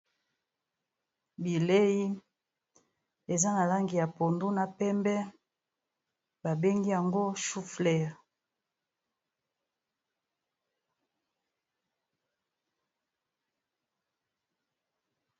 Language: Lingala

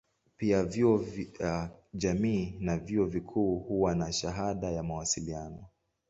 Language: Swahili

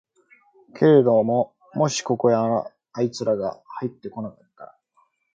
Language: Japanese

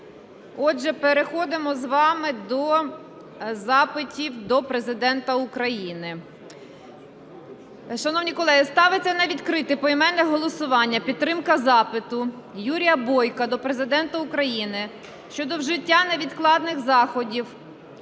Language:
Ukrainian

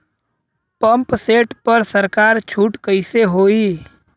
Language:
Bhojpuri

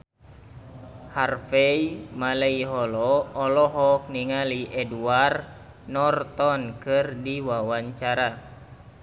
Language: Sundanese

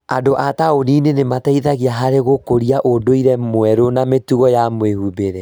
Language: Kikuyu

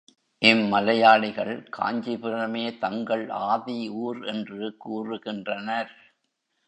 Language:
Tamil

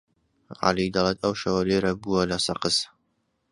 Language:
Central Kurdish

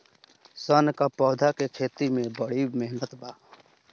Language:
Bhojpuri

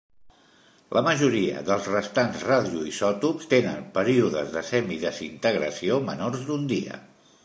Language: Catalan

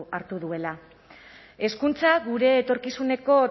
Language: Basque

